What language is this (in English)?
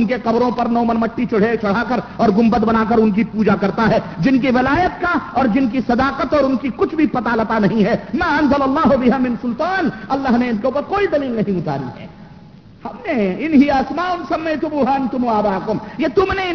Urdu